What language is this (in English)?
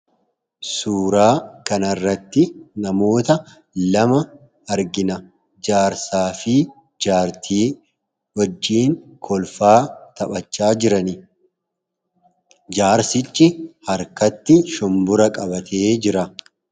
Oromo